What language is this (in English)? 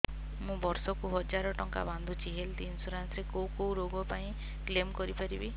Odia